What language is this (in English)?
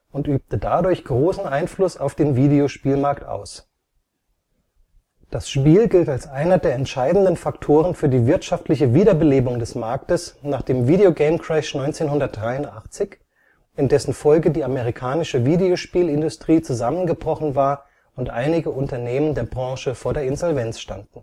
German